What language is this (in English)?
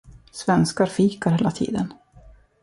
Swedish